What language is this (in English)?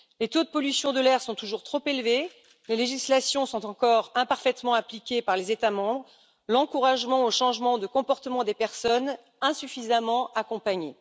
French